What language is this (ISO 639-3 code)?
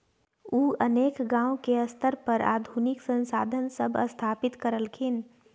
mai